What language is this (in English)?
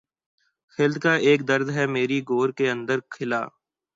Urdu